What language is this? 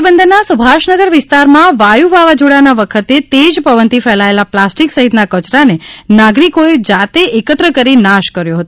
Gujarati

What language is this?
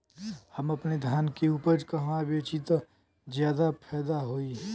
Bhojpuri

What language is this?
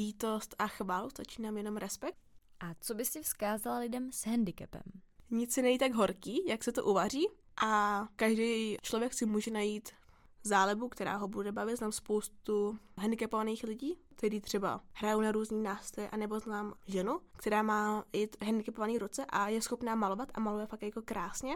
Czech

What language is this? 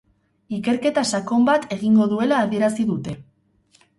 Basque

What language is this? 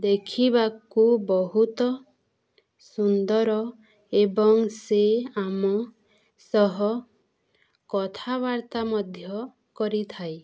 Odia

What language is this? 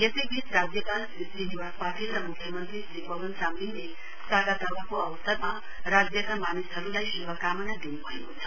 Nepali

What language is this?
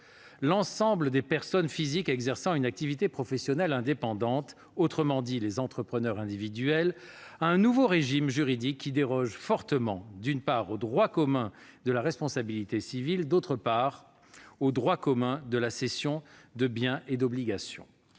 French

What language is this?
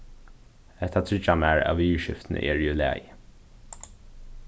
Faroese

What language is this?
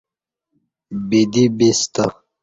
Kati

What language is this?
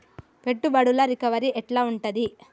Telugu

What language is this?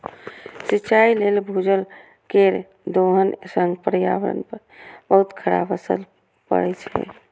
Maithili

